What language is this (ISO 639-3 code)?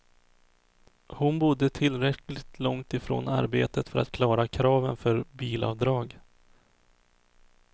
swe